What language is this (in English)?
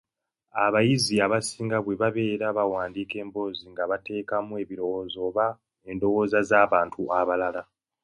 Ganda